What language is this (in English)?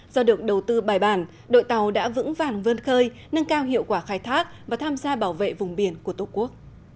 Vietnamese